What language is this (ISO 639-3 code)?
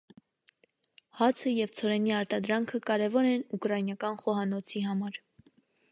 hye